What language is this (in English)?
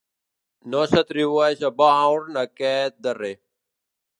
Catalan